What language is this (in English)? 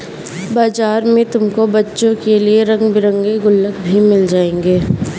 Hindi